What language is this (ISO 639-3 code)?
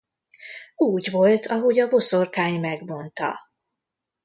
hun